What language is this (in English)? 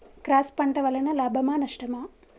Telugu